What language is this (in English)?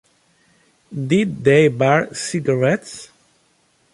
English